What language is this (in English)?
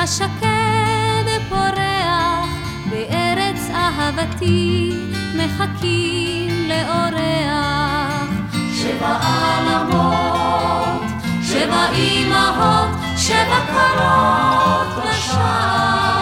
Hebrew